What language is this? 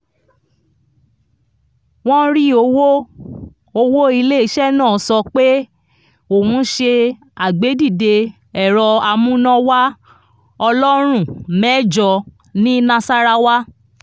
Yoruba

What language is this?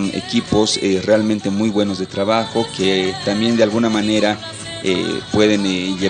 Spanish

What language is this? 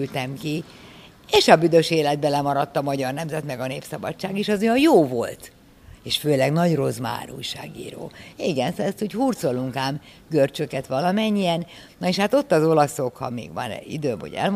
Hungarian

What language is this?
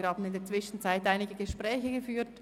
Swiss German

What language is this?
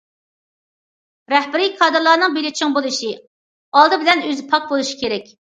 Uyghur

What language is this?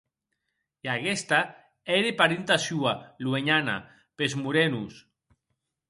Occitan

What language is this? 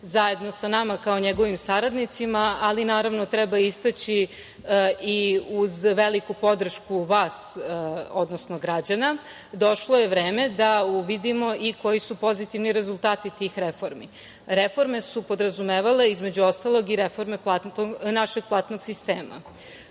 Serbian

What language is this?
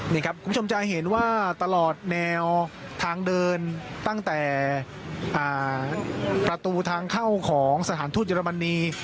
Thai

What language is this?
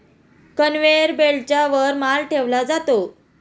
Marathi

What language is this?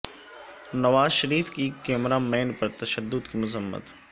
Urdu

